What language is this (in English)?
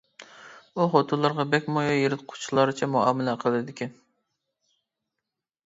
Uyghur